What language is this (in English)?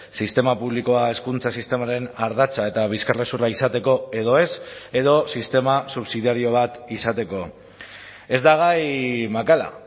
Basque